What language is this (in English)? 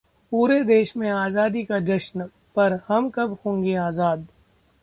Hindi